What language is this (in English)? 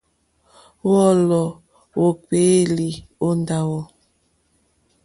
Mokpwe